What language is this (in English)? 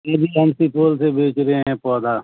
Urdu